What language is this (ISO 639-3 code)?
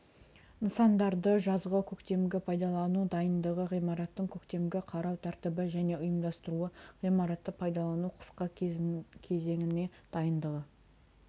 kaz